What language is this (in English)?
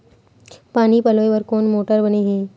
Chhattisgarhi